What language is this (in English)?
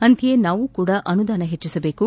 Kannada